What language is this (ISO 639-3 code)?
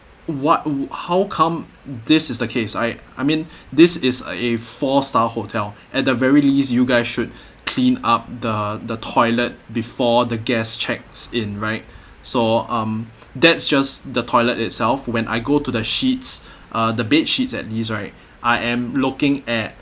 eng